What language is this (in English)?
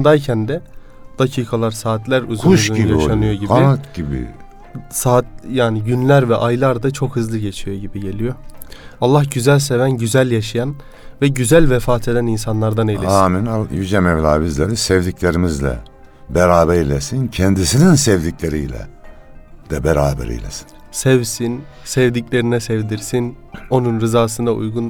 Turkish